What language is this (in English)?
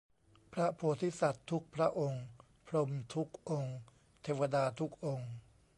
Thai